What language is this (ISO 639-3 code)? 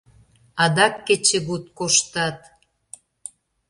chm